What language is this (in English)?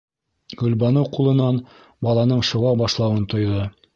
Bashkir